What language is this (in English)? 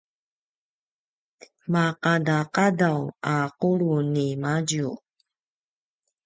Paiwan